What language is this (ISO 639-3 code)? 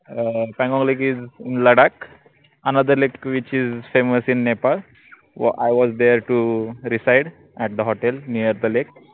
mar